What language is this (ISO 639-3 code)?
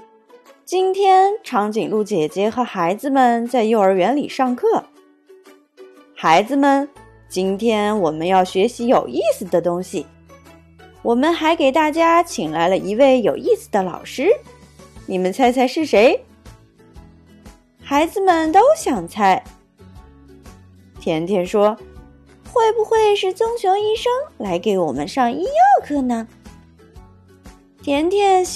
zho